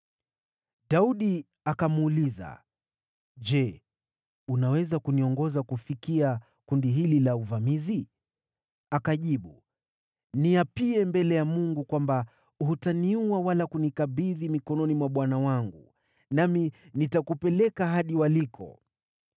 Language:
Swahili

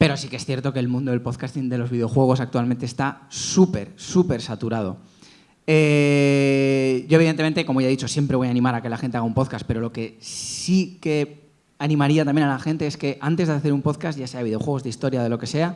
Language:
Spanish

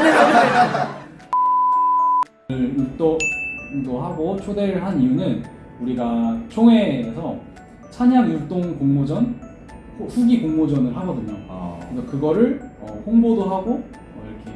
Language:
Korean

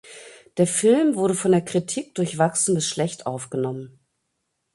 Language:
German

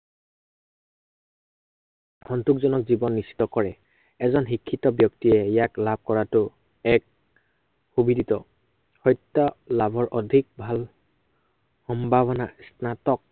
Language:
Assamese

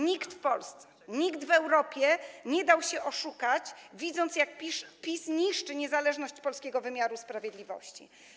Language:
Polish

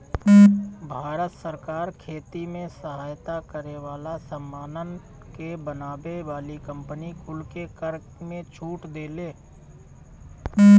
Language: Bhojpuri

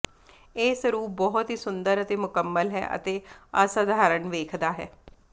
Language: Punjabi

